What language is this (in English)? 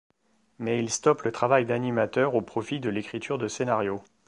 French